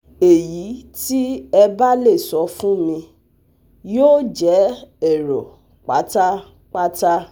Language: Yoruba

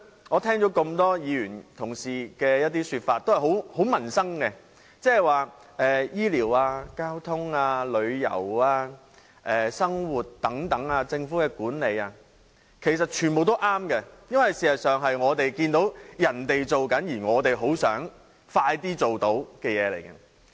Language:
Cantonese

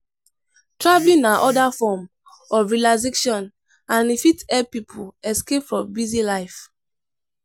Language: Nigerian Pidgin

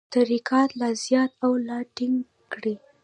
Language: Pashto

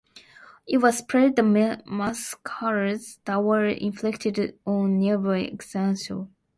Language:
English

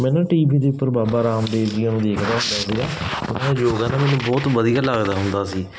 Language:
Punjabi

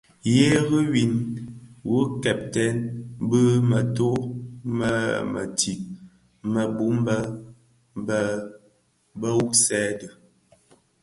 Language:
Bafia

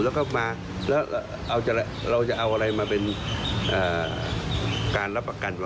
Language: Thai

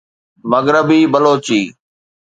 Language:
Sindhi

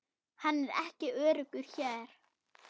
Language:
Icelandic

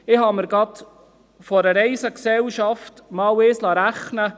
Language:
Swiss German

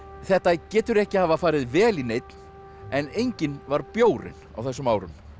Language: Icelandic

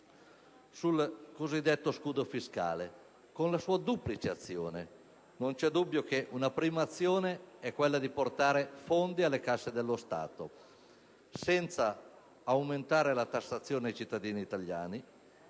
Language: Italian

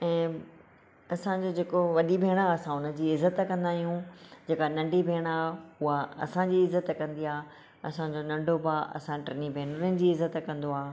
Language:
Sindhi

